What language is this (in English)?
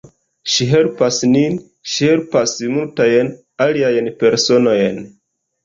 Esperanto